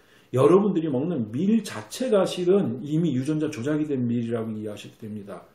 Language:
Korean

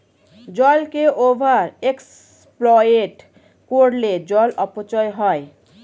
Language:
Bangla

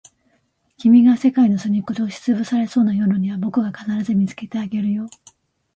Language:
Japanese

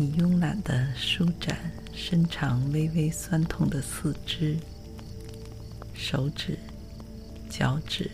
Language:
Chinese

